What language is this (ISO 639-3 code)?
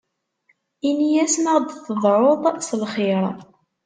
kab